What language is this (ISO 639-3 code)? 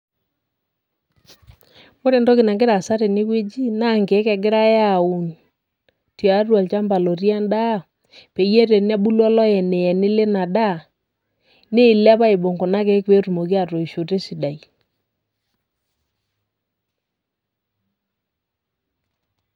mas